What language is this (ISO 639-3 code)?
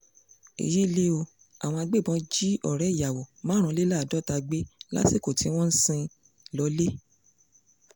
yor